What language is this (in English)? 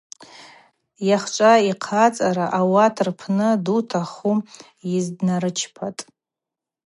Abaza